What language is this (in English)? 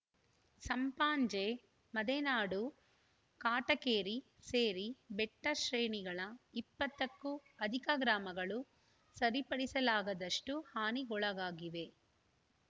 Kannada